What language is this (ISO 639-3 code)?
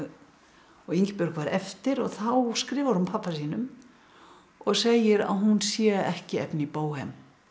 isl